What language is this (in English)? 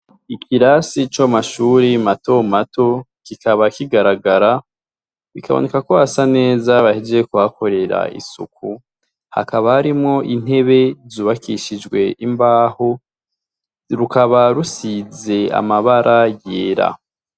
Rundi